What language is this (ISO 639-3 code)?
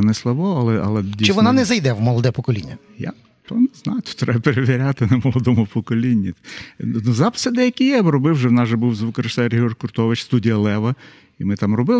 ukr